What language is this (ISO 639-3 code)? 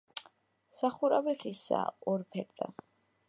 kat